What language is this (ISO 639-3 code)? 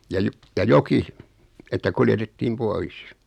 fin